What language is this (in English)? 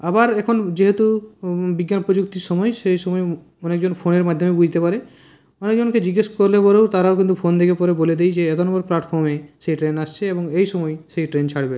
Bangla